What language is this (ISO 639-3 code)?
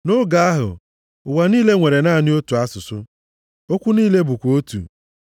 ibo